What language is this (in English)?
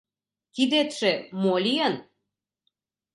Mari